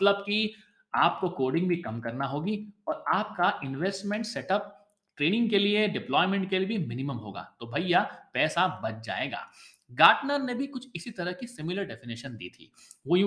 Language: Hindi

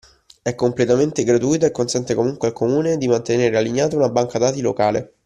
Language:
Italian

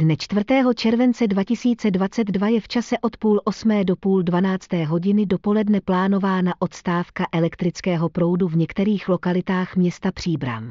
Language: Czech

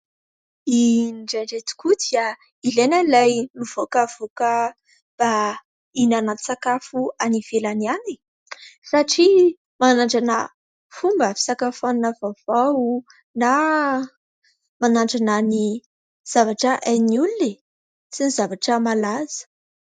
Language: Malagasy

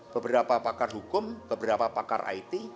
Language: Indonesian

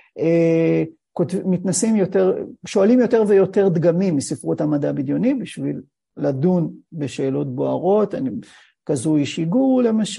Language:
Hebrew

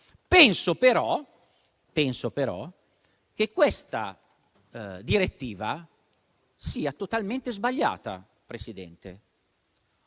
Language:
Italian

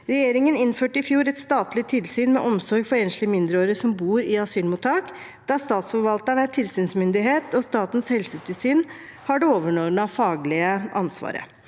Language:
Norwegian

